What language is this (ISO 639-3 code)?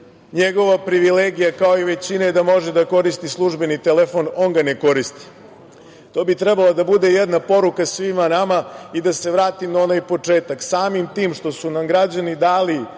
srp